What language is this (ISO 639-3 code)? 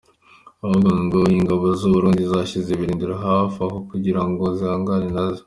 kin